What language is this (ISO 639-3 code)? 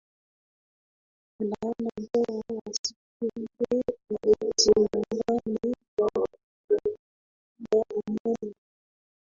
swa